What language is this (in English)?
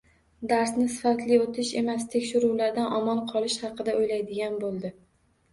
Uzbek